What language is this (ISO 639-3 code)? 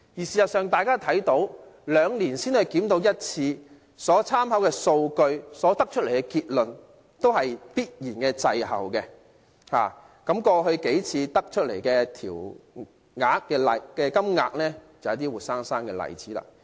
yue